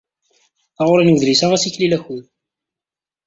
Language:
Kabyle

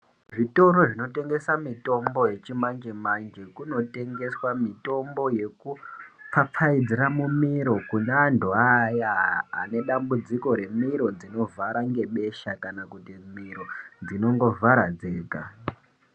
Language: Ndau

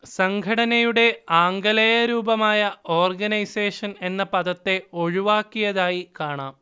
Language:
Malayalam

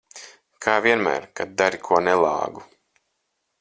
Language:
Latvian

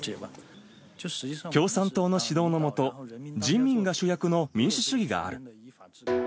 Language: Japanese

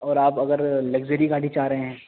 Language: Urdu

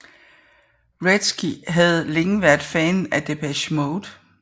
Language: Danish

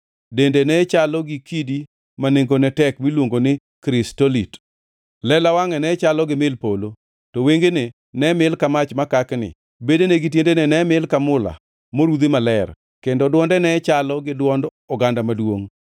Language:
Luo (Kenya and Tanzania)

